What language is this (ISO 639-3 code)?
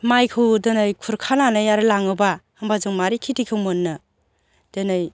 brx